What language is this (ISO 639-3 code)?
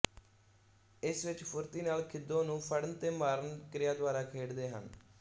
pan